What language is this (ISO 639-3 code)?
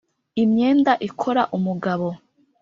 kin